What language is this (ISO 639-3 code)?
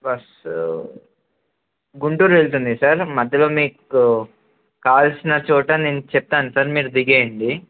tel